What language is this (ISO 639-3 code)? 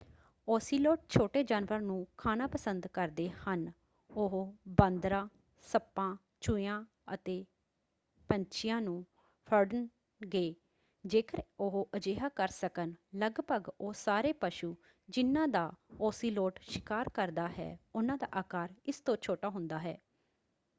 pan